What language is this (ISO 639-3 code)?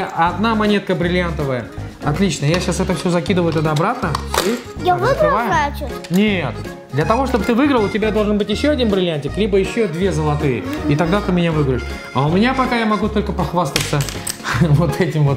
rus